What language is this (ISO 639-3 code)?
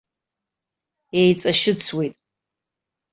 abk